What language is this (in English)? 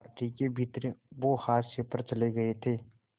Hindi